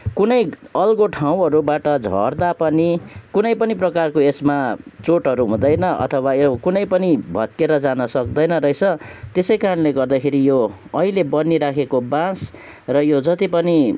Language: Nepali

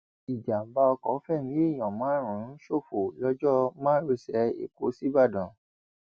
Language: Yoruba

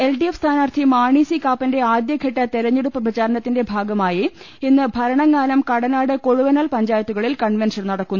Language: Malayalam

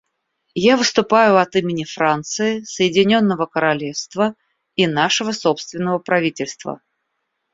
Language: Russian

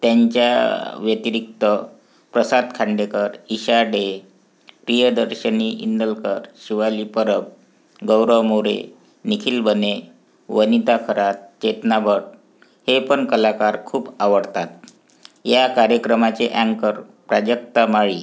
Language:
Marathi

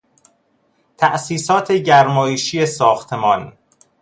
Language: Persian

